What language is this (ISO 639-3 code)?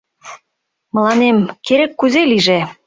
chm